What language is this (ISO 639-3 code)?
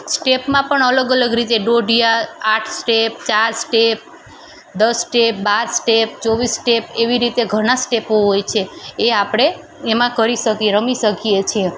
guj